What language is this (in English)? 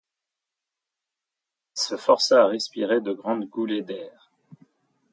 French